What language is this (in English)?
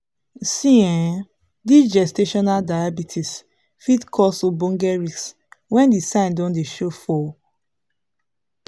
Nigerian Pidgin